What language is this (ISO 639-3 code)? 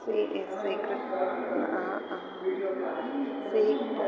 san